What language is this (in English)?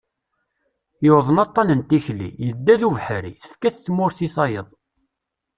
Kabyle